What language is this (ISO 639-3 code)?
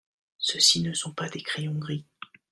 fra